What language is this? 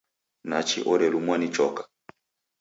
Taita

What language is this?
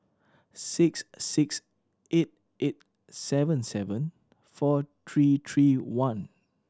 English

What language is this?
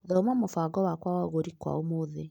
Kikuyu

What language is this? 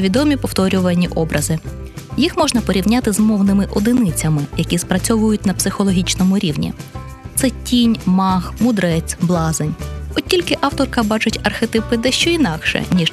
Ukrainian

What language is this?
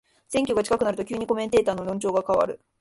Japanese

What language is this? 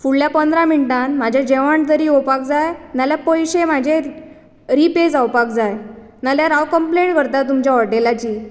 Konkani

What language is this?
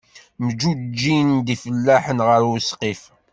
Kabyle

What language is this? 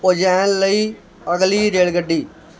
Punjabi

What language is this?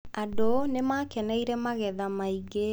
Kikuyu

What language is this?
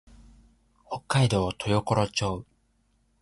Japanese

